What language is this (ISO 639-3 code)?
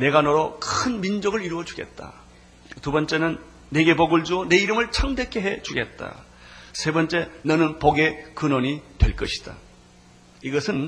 kor